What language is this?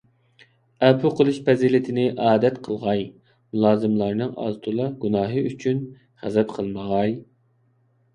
Uyghur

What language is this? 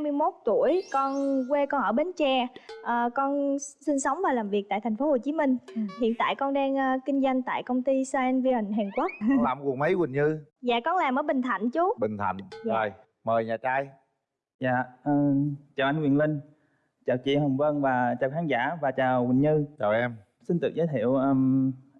Vietnamese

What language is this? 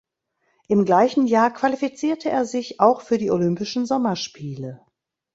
German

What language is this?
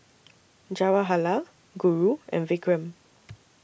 English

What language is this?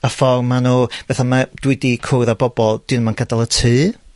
Welsh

